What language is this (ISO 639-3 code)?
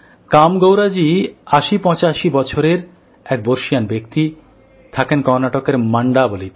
ben